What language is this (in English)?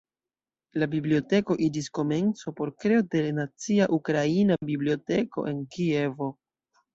Esperanto